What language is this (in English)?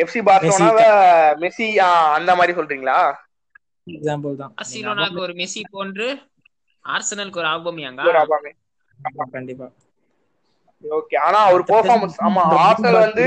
Tamil